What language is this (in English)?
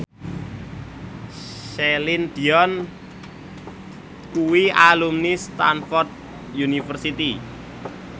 Javanese